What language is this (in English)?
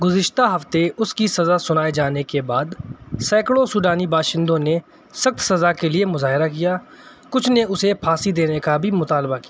Urdu